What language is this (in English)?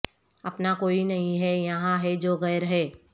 Urdu